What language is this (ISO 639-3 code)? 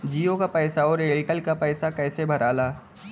bho